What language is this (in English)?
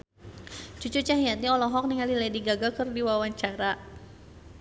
Sundanese